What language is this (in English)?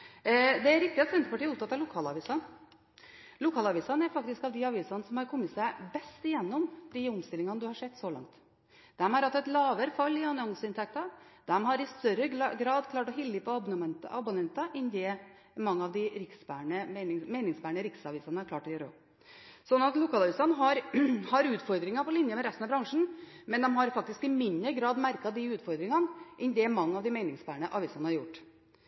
Norwegian Bokmål